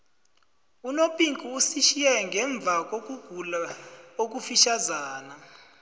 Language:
South Ndebele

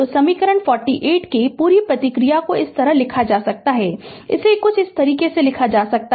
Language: Hindi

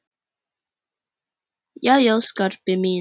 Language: Icelandic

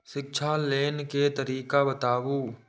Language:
Maithili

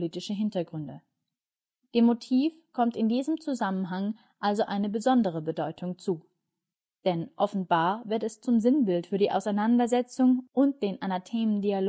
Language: German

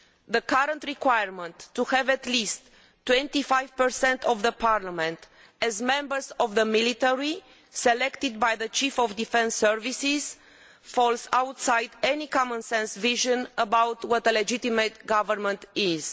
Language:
English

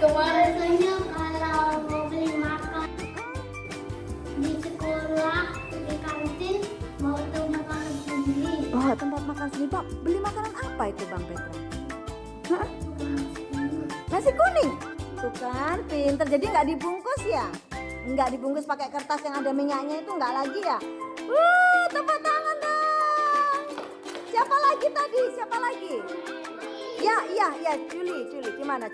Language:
Indonesian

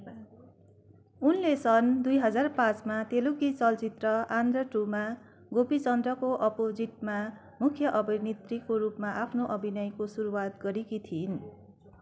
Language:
Nepali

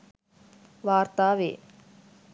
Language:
Sinhala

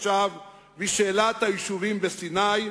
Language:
Hebrew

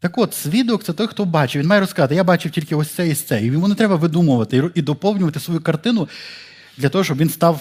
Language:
Ukrainian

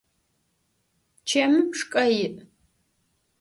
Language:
Adyghe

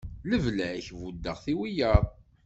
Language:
Kabyle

